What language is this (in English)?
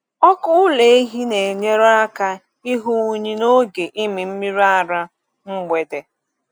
Igbo